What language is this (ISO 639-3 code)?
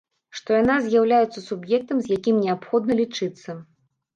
bel